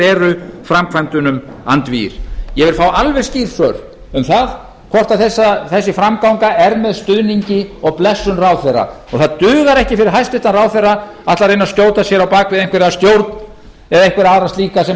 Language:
Icelandic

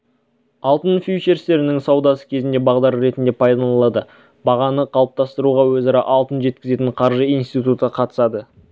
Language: Kazakh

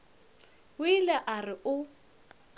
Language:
Northern Sotho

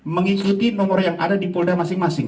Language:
Indonesian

